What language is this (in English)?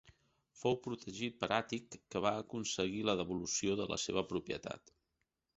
Catalan